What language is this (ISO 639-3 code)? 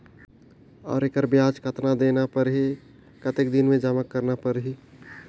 hne